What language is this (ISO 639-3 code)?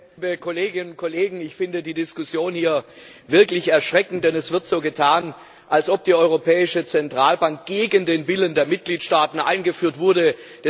deu